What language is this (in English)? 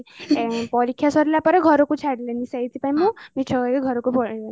Odia